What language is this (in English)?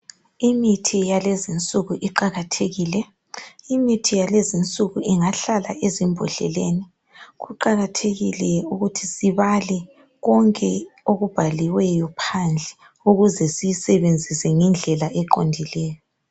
North Ndebele